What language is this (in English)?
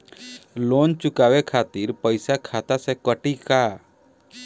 Bhojpuri